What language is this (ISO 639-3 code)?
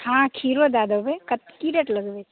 mai